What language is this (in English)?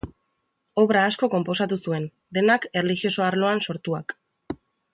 Basque